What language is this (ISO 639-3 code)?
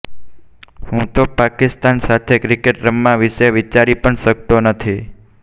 guj